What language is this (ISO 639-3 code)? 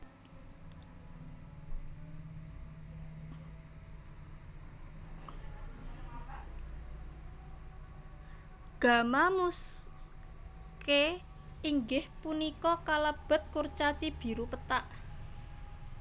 jav